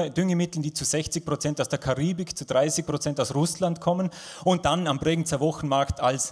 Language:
German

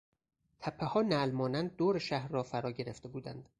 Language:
Persian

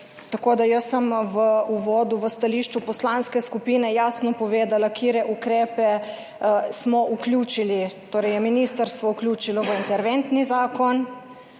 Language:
Slovenian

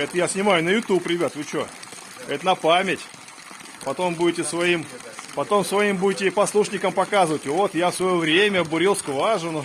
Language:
Russian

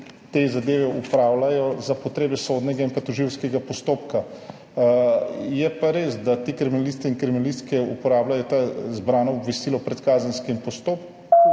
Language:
Slovenian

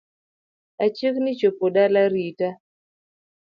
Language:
Luo (Kenya and Tanzania)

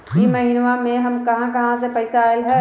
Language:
Magahi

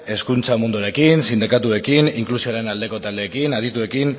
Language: Basque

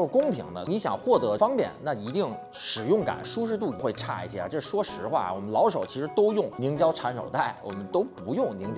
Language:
Chinese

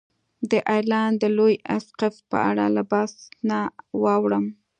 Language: Pashto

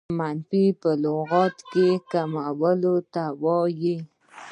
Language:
Pashto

